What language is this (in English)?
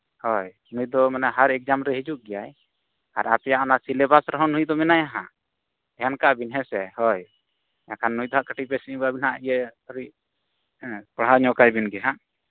Santali